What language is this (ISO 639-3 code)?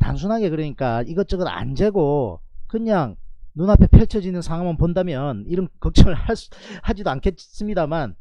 kor